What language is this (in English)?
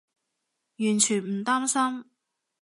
Cantonese